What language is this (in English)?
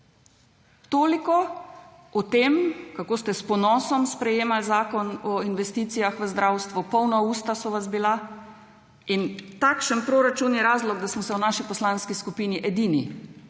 Slovenian